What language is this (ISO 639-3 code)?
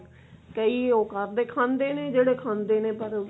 pan